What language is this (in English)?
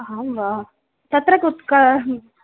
Sanskrit